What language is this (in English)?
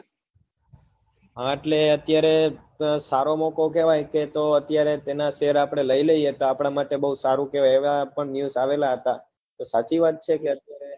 Gujarati